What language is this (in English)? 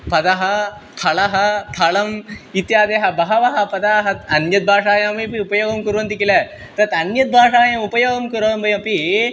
Sanskrit